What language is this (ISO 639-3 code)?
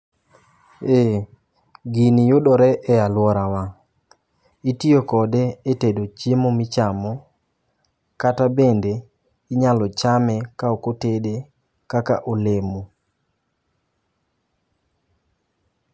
luo